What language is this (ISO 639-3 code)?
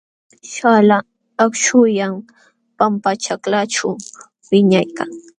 qxw